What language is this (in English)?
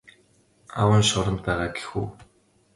Mongolian